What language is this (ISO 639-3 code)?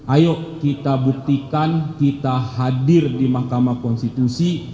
ind